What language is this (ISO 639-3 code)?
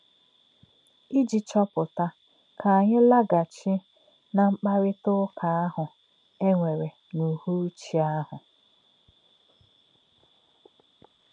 ibo